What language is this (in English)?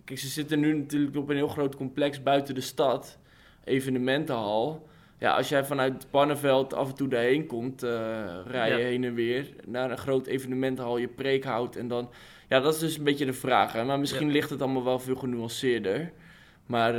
Dutch